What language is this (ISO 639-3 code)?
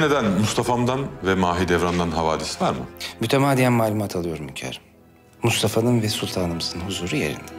tur